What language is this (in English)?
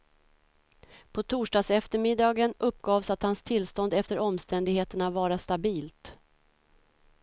Swedish